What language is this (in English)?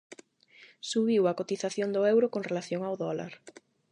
Galician